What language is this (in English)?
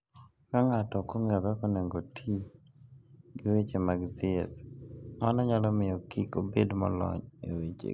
Luo (Kenya and Tanzania)